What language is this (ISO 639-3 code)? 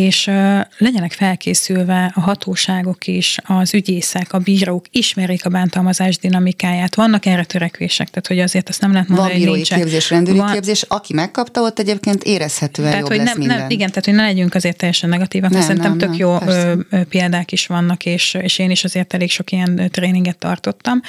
hun